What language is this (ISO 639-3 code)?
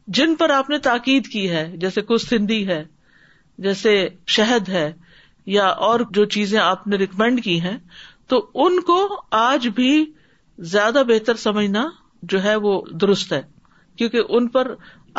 urd